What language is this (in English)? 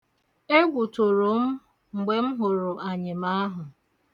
Igbo